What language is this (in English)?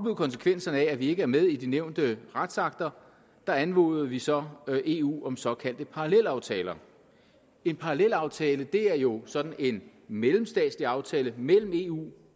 Danish